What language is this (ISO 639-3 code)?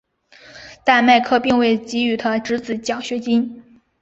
zho